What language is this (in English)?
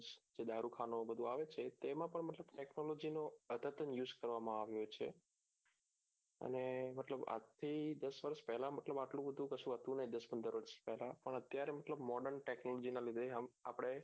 Gujarati